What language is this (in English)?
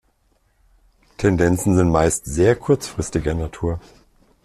German